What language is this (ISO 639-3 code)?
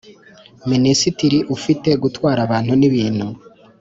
kin